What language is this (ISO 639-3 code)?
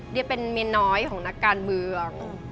tha